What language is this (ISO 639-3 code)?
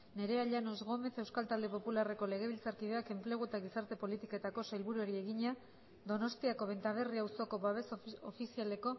eus